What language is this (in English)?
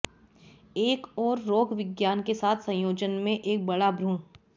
Hindi